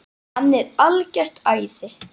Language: Icelandic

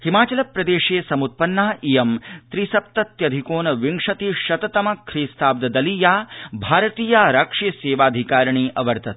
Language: Sanskrit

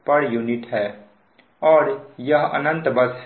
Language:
Hindi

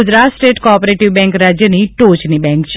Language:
Gujarati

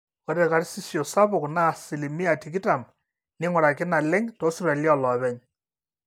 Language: Masai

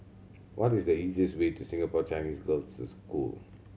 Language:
English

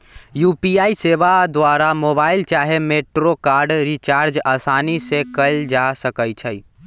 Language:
Magahi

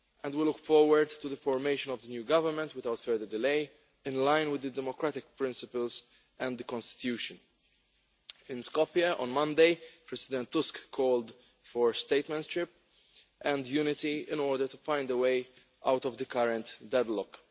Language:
English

